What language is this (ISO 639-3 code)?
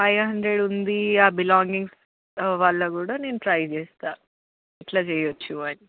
tel